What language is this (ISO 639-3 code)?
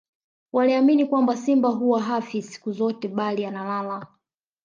swa